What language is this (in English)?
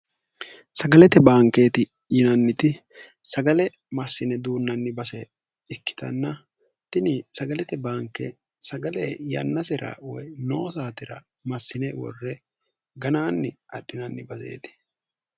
Sidamo